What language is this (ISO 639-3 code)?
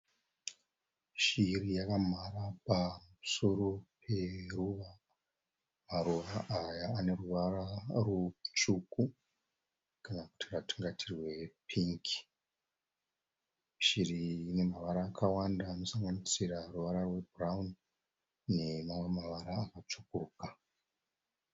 sna